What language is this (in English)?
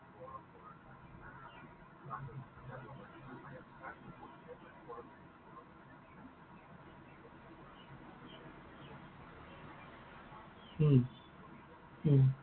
Assamese